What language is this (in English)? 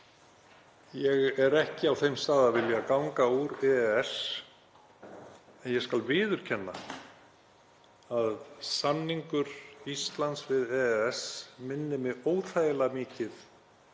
Icelandic